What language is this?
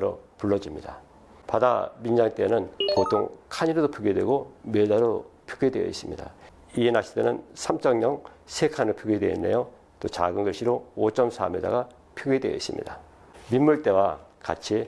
Korean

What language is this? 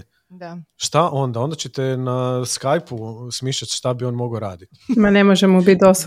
Croatian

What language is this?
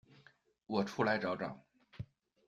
Chinese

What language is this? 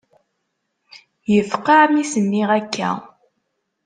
Kabyle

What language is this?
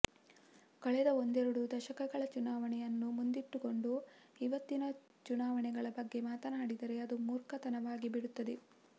Kannada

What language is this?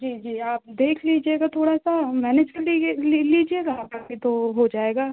Hindi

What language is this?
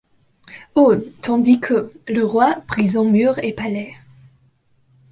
French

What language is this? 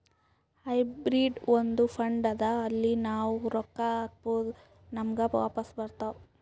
Kannada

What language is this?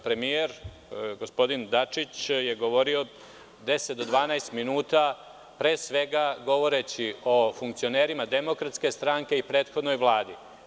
Serbian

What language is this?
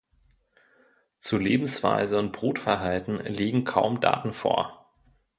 German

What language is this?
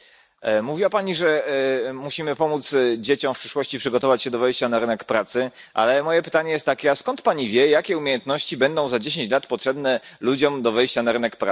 Polish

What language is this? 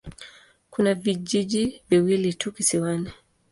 Swahili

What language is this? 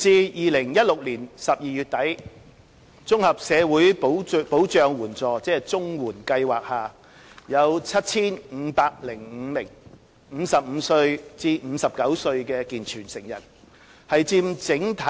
Cantonese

